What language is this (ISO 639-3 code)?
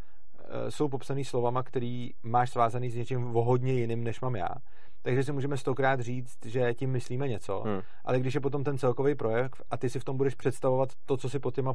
ces